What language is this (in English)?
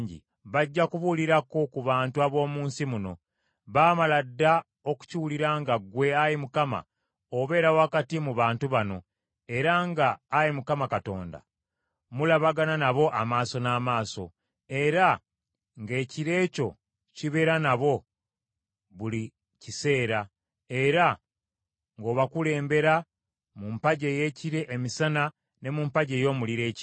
Ganda